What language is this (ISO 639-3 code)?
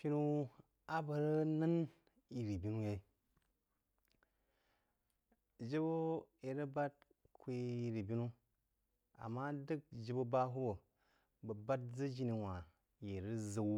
juo